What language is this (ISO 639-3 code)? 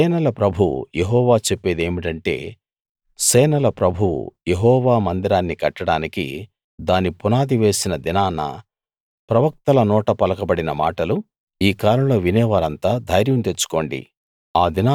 tel